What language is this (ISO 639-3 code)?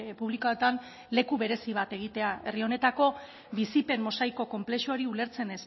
eus